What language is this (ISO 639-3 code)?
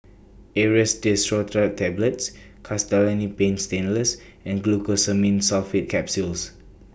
eng